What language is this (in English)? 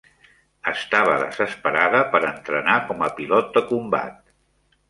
Catalan